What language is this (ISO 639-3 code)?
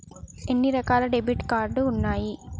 tel